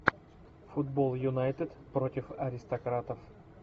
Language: Russian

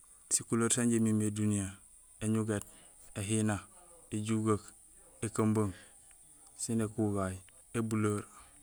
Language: Gusilay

